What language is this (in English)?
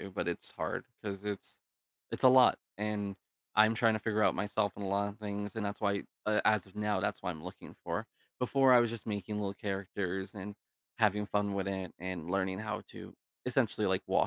English